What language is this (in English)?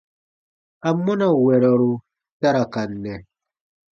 Baatonum